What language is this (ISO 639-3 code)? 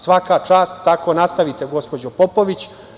srp